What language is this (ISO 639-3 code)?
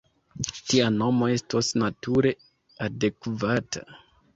epo